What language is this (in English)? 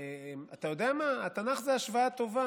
Hebrew